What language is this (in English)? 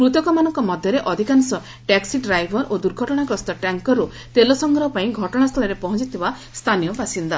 Odia